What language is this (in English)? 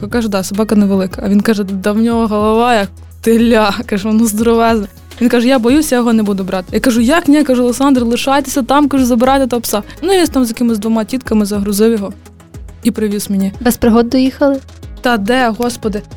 Ukrainian